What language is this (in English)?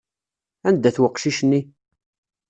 Kabyle